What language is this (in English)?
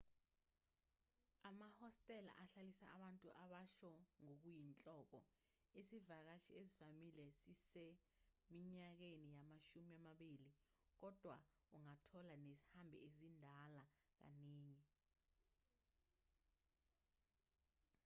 Zulu